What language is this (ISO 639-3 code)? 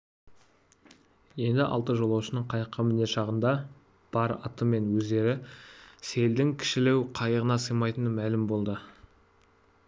kaz